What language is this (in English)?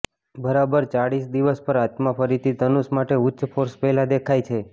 Gujarati